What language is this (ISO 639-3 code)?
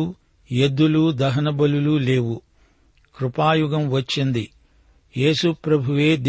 tel